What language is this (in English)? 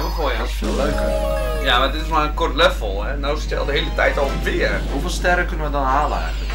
Dutch